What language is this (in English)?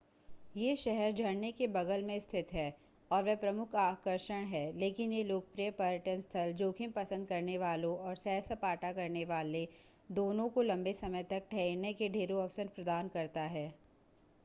Hindi